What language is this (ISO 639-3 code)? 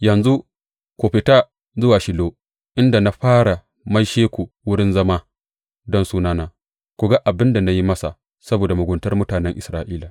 hau